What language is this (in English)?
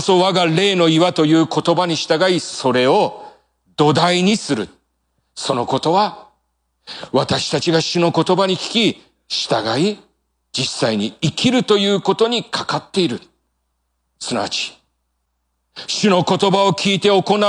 Japanese